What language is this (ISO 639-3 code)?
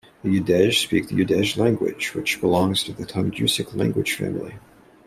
eng